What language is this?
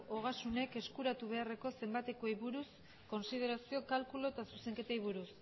Basque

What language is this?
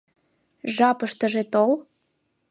Mari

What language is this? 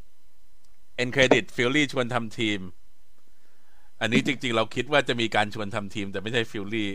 Thai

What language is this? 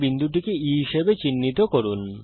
Bangla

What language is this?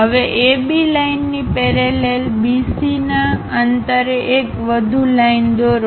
Gujarati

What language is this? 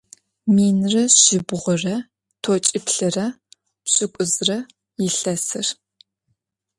Adyghe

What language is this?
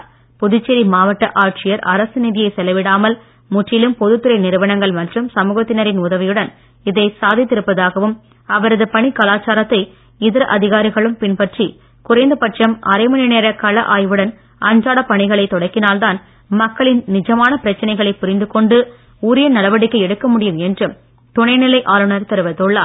Tamil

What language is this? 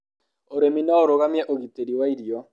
Kikuyu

